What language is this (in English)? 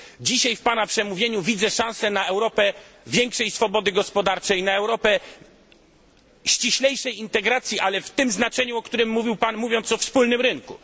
Polish